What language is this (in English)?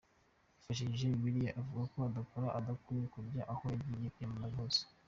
Kinyarwanda